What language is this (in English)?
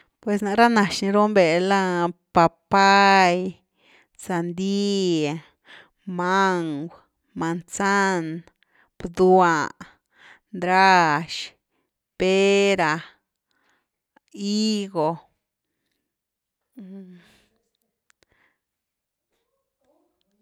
Güilá Zapotec